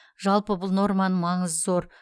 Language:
Kazakh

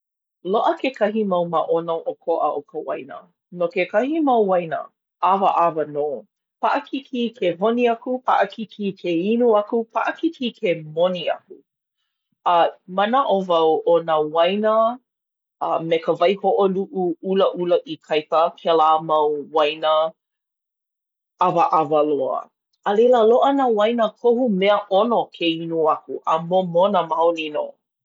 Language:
Hawaiian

